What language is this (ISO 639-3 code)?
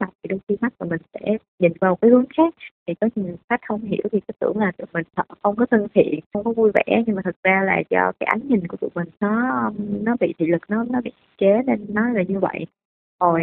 vie